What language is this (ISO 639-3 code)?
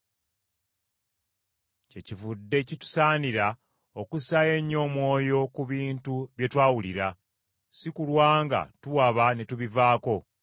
lug